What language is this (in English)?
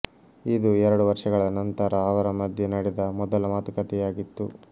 Kannada